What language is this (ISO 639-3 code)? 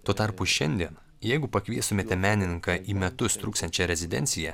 lit